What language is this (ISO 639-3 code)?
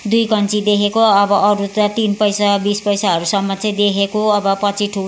nep